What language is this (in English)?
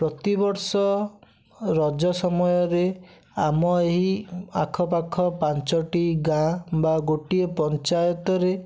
Odia